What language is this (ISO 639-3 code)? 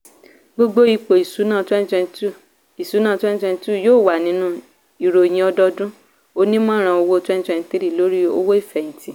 yor